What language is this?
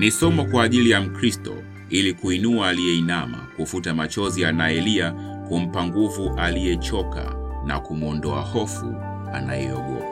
Swahili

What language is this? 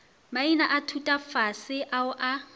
Northern Sotho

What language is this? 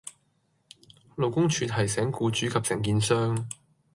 Cantonese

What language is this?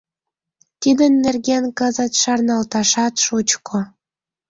Mari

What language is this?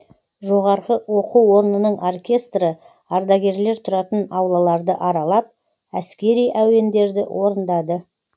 Kazakh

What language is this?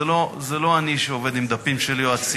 Hebrew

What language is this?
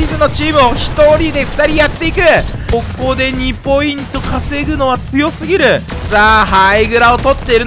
Japanese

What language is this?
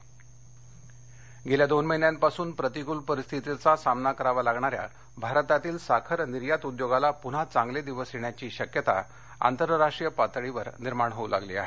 Marathi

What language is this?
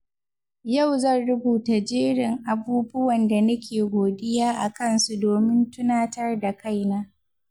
Hausa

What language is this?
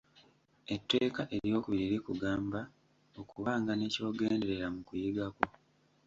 Ganda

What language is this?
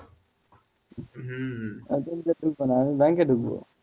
Bangla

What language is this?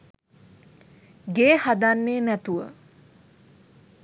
Sinhala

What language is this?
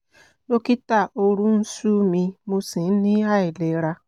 Yoruba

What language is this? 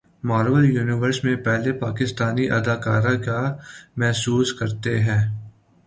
Urdu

